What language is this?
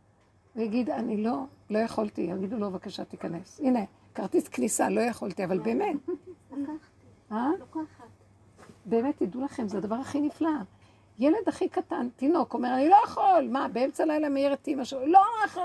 Hebrew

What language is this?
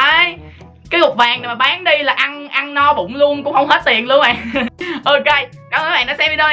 Vietnamese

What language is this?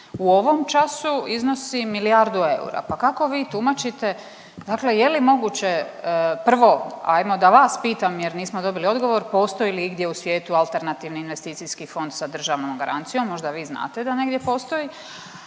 Croatian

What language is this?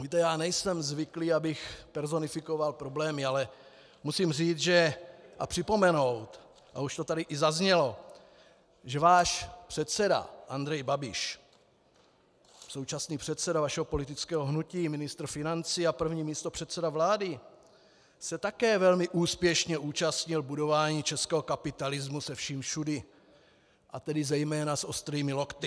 Czech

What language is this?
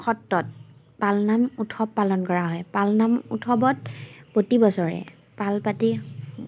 Assamese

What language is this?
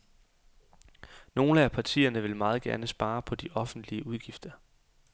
Danish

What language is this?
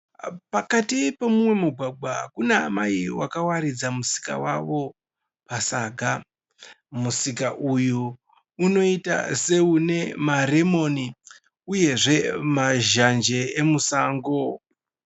Shona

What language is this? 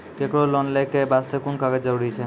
Maithili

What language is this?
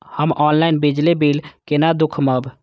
Maithili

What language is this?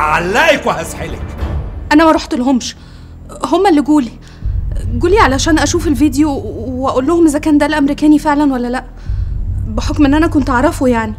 Arabic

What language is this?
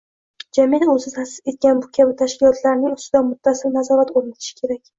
Uzbek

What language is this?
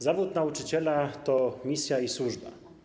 Polish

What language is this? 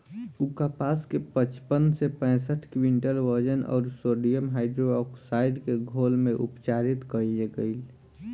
Bhojpuri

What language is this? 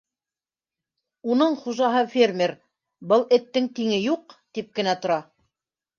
Bashkir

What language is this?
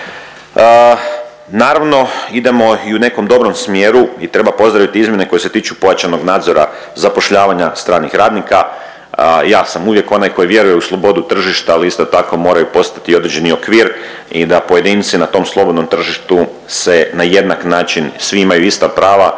Croatian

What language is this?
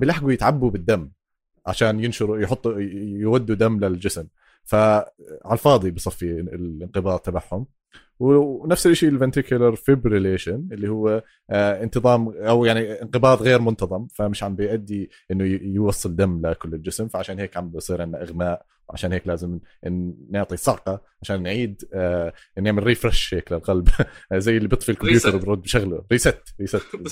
Arabic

